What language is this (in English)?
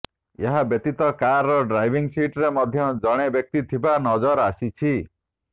Odia